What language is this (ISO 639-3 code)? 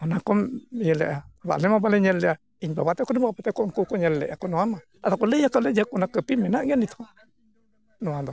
sat